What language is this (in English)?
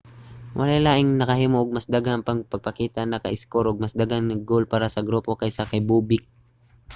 Cebuano